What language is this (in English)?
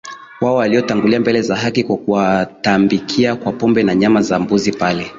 Swahili